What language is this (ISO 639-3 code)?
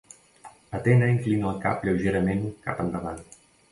cat